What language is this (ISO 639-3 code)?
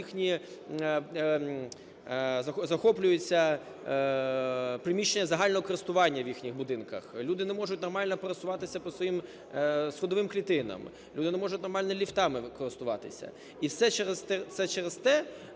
ukr